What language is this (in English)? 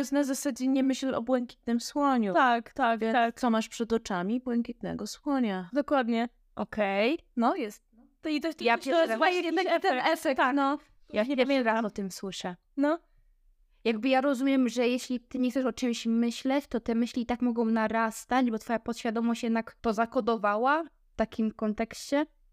Polish